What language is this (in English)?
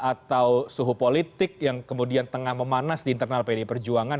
Indonesian